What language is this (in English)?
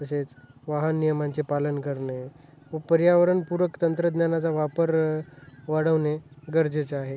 Marathi